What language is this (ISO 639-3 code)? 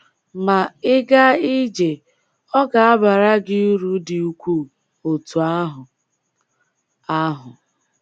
ibo